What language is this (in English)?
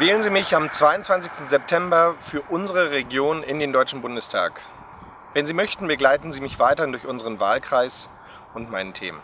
German